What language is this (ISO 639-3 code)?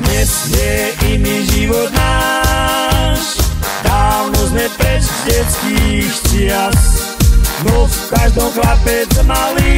ron